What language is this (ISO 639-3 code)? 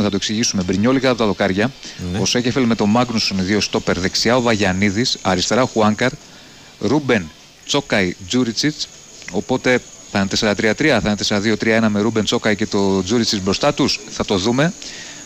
ell